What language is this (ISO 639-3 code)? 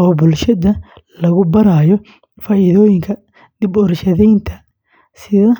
som